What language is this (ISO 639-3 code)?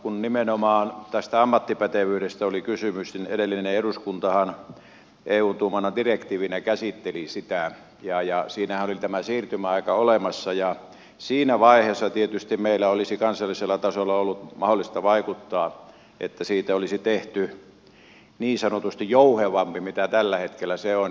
fin